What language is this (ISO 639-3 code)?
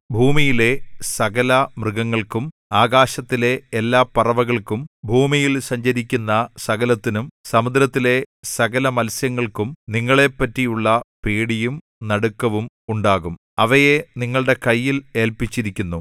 mal